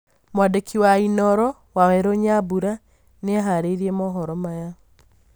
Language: Kikuyu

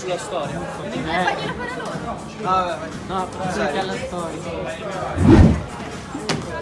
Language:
Italian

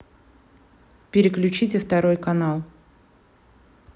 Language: Russian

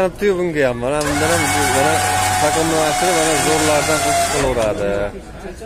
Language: Turkish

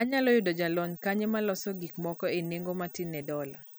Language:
Luo (Kenya and Tanzania)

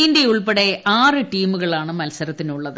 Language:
Malayalam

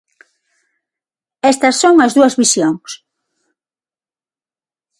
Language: Galician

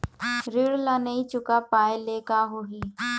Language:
Chhattisgarhi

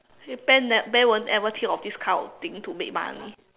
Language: English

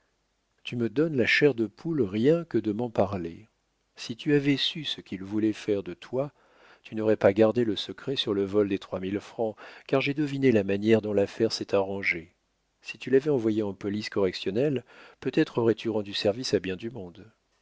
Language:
French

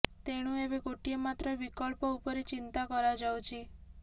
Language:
Odia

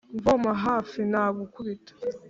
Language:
Kinyarwanda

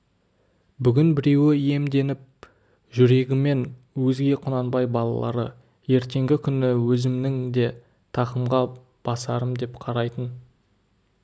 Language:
Kazakh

